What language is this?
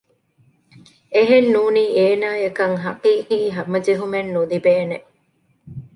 Divehi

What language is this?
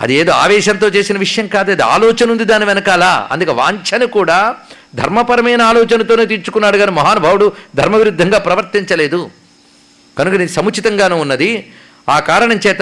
Telugu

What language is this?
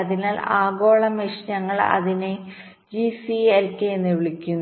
Malayalam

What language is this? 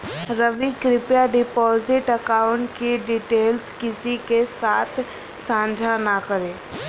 Hindi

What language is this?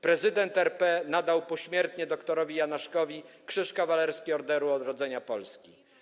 Polish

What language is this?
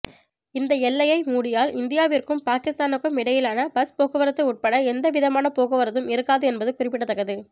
Tamil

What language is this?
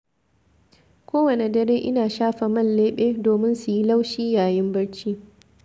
Hausa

